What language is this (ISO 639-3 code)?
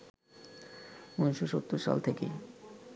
ben